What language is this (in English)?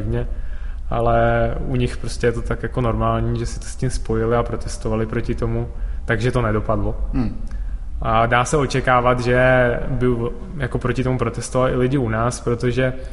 Czech